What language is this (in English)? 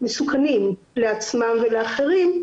Hebrew